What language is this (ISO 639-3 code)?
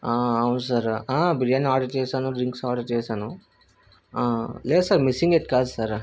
tel